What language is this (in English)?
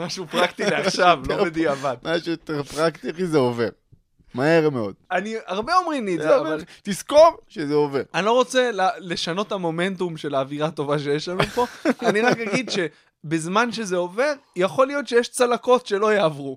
Hebrew